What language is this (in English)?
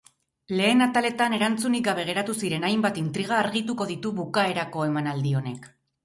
Basque